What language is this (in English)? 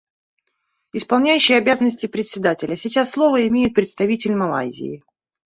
Russian